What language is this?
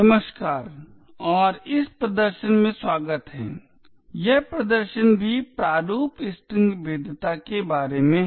Hindi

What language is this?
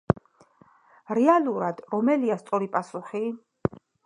Georgian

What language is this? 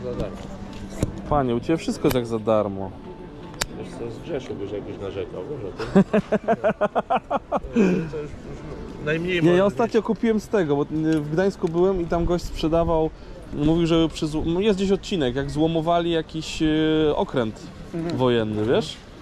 Polish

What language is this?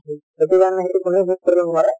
Assamese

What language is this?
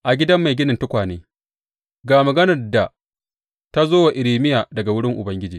Hausa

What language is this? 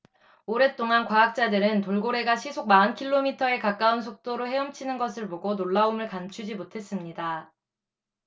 Korean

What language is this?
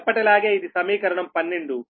Telugu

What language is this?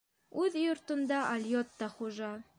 Bashkir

